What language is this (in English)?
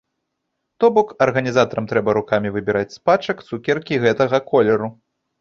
Belarusian